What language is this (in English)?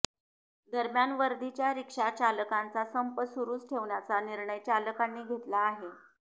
Marathi